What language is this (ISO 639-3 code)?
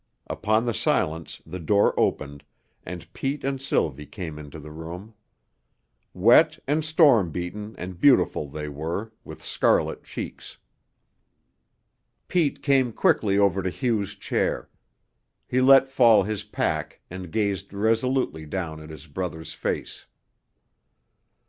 eng